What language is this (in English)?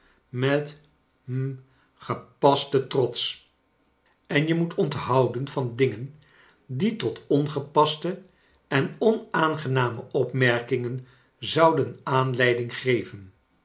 Dutch